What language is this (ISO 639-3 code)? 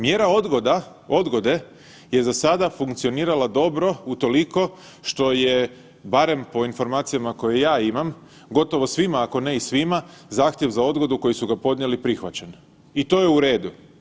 hrv